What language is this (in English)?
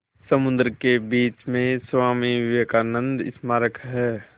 Hindi